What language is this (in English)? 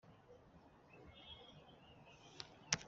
Kinyarwanda